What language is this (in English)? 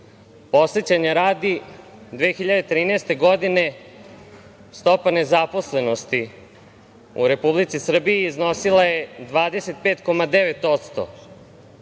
Serbian